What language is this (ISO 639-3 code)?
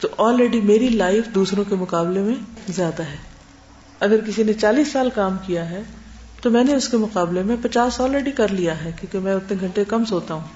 urd